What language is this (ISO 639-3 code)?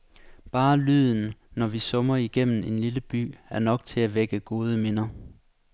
dan